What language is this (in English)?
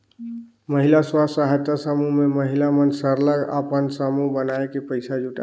Chhattisgarhi